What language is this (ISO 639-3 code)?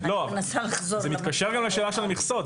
heb